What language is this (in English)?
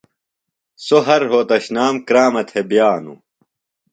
Phalura